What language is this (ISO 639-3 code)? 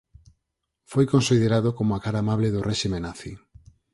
glg